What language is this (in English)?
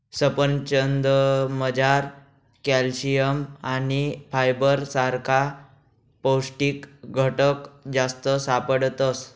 Marathi